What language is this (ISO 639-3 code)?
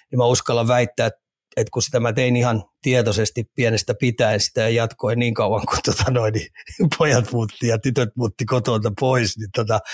fin